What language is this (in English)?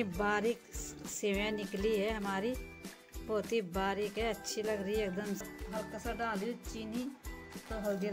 Hindi